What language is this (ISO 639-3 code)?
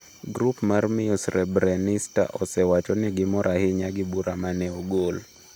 luo